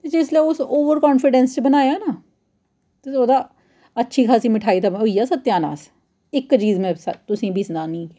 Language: Dogri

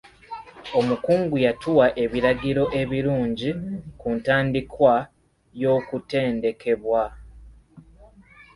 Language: Ganda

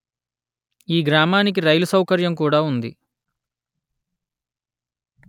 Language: Telugu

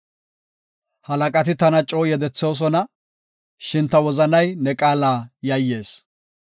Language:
Gofa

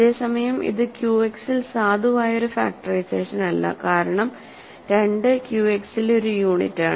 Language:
Malayalam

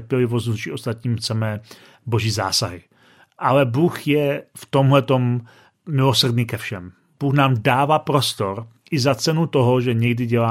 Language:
Czech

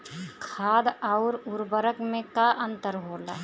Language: Bhojpuri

